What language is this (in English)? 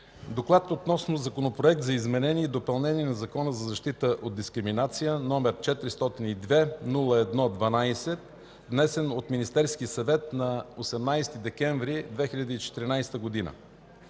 Bulgarian